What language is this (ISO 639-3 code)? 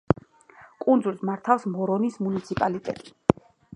kat